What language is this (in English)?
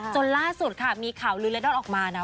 Thai